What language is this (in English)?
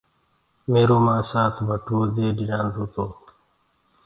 Gurgula